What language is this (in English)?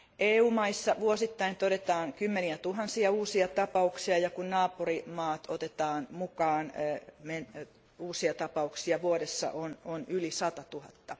Finnish